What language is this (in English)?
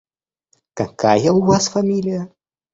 Russian